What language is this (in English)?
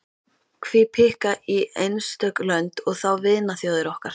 Icelandic